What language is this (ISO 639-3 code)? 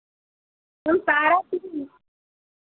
hin